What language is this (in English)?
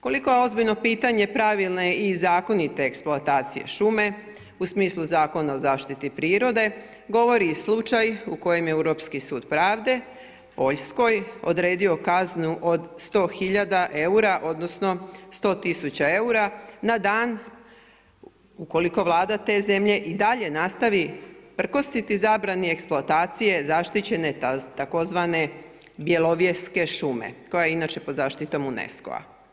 Croatian